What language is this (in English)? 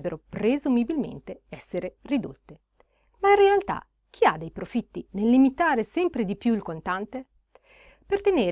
Italian